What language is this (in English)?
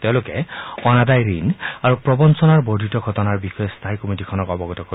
Assamese